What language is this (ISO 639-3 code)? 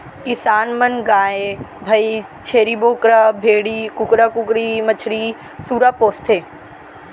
hne